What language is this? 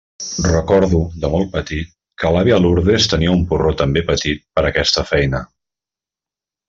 Catalan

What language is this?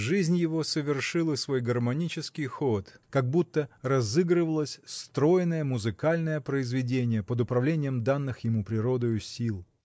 Russian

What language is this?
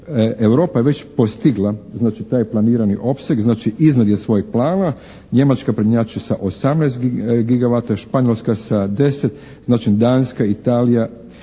Croatian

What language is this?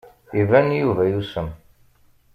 Kabyle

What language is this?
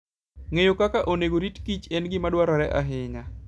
Luo (Kenya and Tanzania)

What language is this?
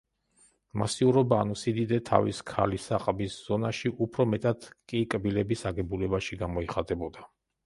Georgian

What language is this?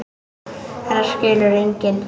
Icelandic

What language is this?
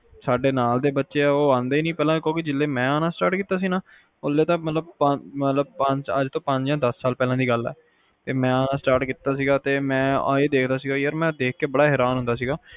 Punjabi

